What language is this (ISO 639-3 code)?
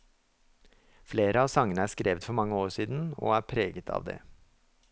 nor